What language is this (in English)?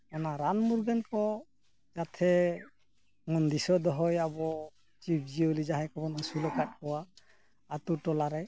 Santali